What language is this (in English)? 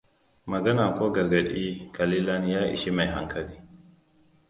Hausa